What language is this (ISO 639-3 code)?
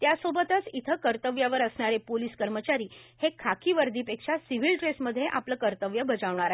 mar